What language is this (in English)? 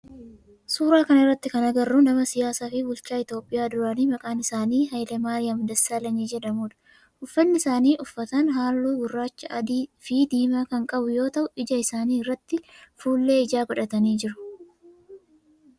Oromo